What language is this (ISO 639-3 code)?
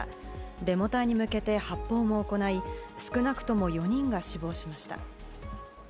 jpn